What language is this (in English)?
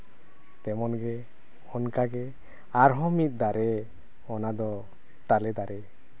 Santali